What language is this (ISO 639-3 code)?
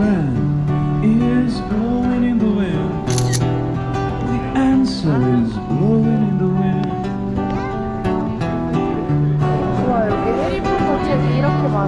kor